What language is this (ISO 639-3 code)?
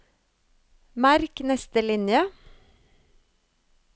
nor